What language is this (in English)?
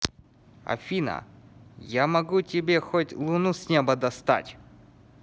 Russian